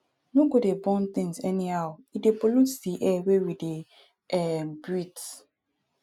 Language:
Nigerian Pidgin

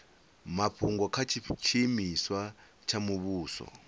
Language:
Venda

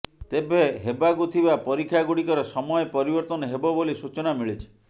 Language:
Odia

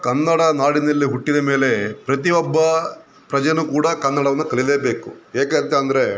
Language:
Kannada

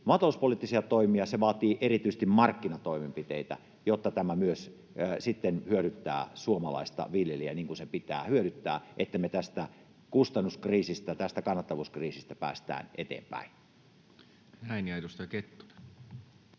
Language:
Finnish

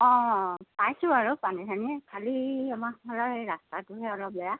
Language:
Assamese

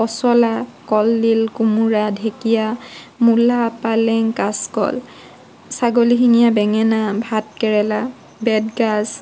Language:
Assamese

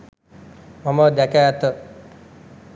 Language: Sinhala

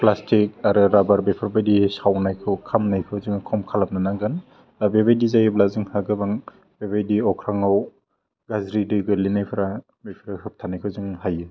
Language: Bodo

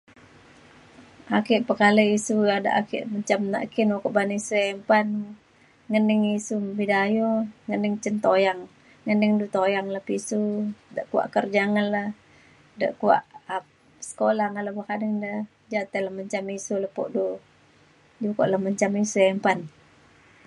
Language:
Mainstream Kenyah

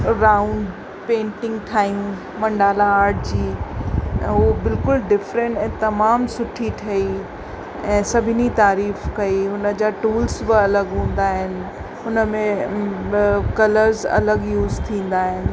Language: Sindhi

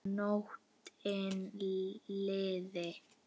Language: Icelandic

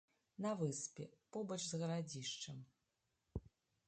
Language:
Belarusian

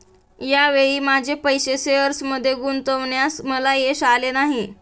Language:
Marathi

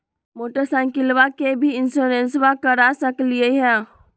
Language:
Magahi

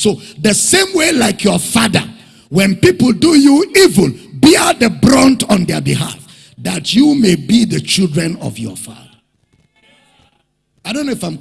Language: English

